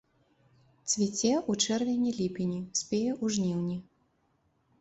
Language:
Belarusian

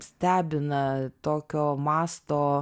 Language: Lithuanian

